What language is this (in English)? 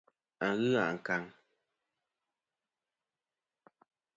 Kom